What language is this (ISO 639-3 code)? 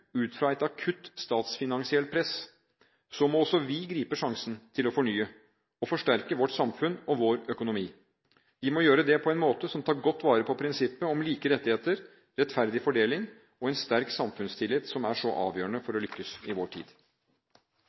nob